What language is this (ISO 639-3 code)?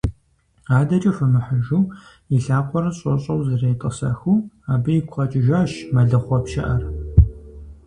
kbd